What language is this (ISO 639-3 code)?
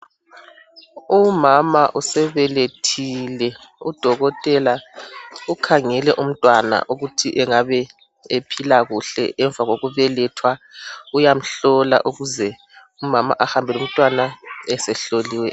nde